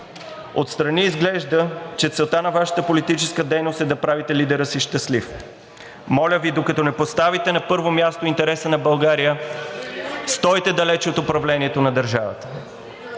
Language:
Bulgarian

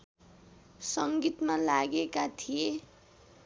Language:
Nepali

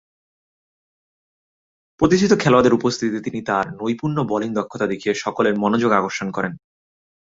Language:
Bangla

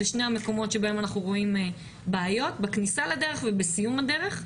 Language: Hebrew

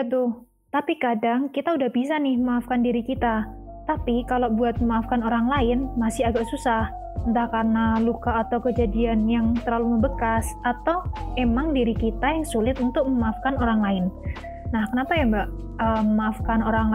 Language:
Indonesian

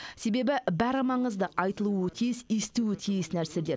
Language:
Kazakh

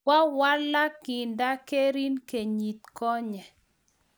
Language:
Kalenjin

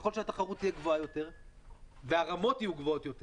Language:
Hebrew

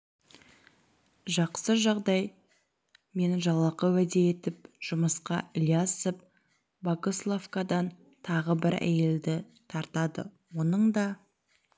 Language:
Kazakh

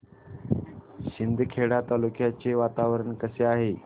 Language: Marathi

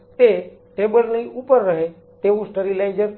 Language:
Gujarati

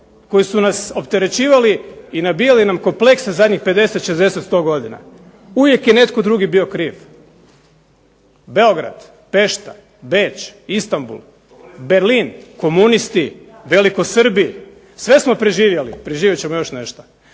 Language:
Croatian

